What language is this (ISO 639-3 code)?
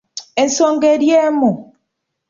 lug